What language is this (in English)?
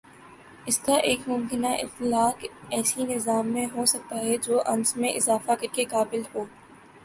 Urdu